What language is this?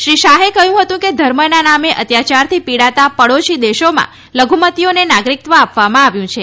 Gujarati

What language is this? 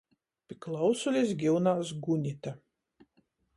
Latgalian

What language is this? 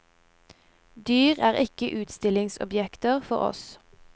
Norwegian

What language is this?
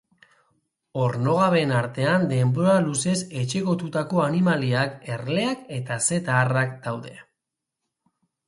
Basque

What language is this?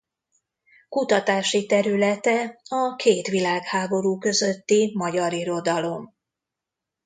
Hungarian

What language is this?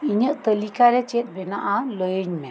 Santali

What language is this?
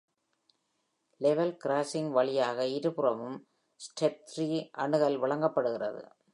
Tamil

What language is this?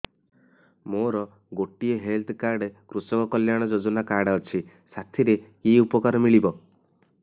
Odia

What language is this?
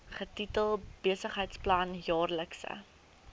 Afrikaans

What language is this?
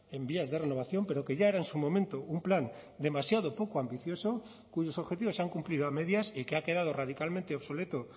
Spanish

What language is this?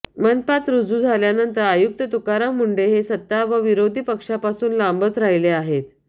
Marathi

